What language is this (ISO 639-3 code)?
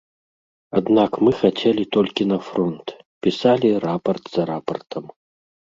bel